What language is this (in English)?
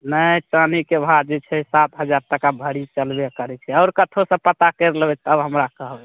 Maithili